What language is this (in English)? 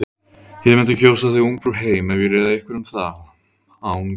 Icelandic